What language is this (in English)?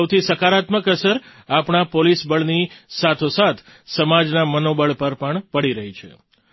Gujarati